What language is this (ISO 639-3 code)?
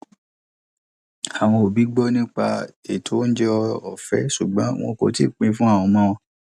yor